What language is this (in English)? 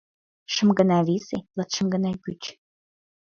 Mari